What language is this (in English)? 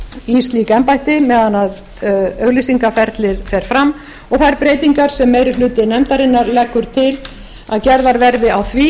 Icelandic